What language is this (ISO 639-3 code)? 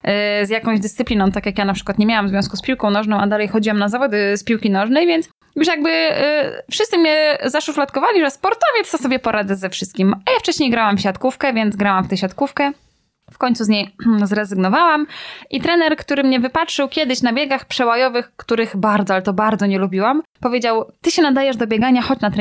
pol